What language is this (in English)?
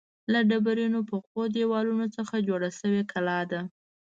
Pashto